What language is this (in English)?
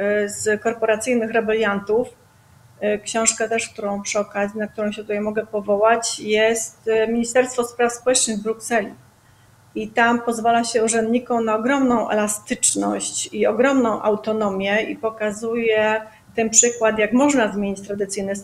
Polish